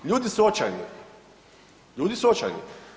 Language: Croatian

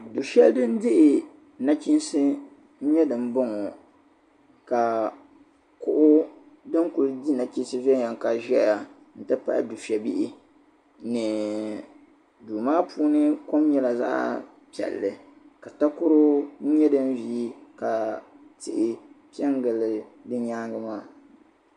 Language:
Dagbani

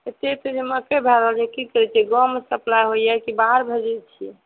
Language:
Maithili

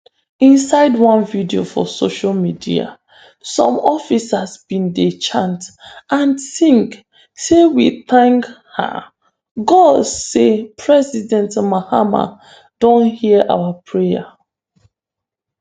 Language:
Nigerian Pidgin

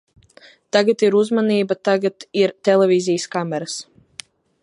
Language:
Latvian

